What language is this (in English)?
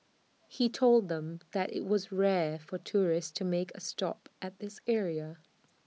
English